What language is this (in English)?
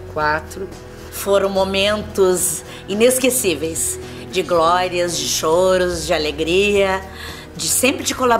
Portuguese